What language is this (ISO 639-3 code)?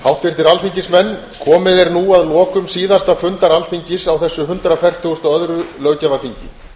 isl